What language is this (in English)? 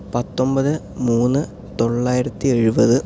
Malayalam